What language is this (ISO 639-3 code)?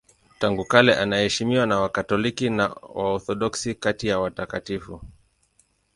swa